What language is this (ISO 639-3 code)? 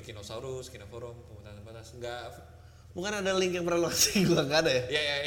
ind